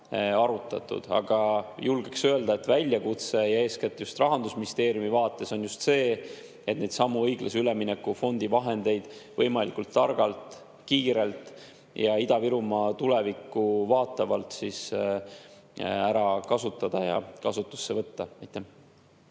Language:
Estonian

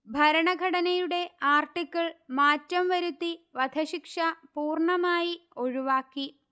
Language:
Malayalam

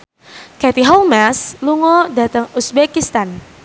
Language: Javanese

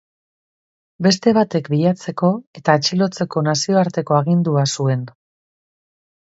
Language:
Basque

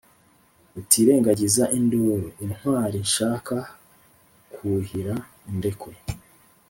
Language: Kinyarwanda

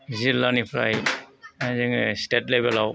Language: Bodo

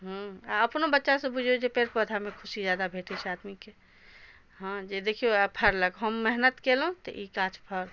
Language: Maithili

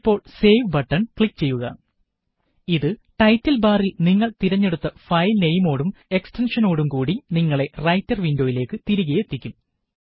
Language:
Malayalam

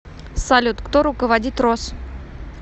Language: Russian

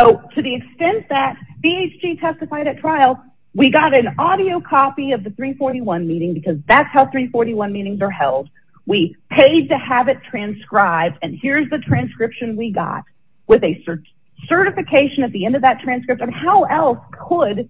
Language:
English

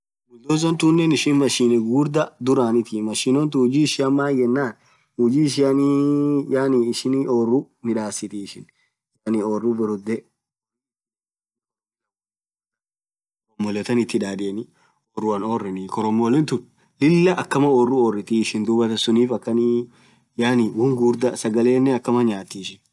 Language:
Orma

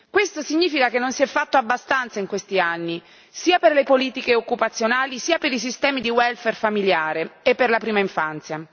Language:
Italian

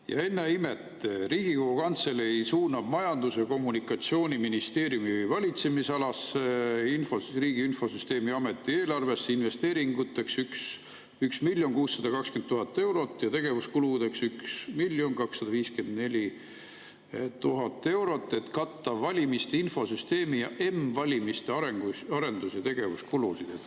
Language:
Estonian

